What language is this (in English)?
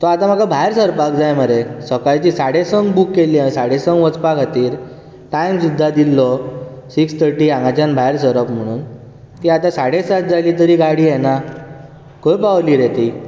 Konkani